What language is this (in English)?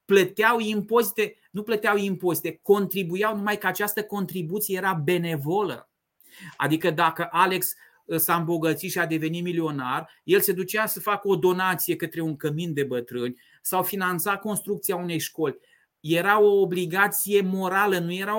Romanian